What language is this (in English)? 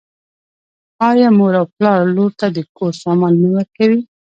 Pashto